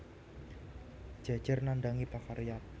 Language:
Javanese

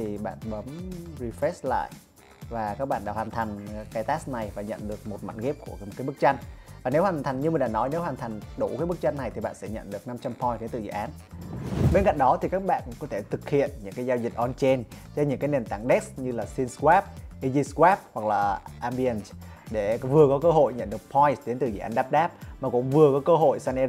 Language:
Vietnamese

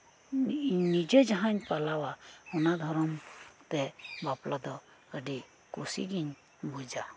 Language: Santali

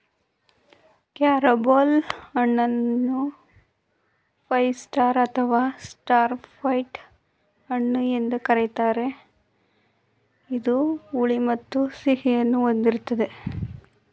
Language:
Kannada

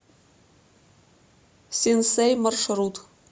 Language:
Russian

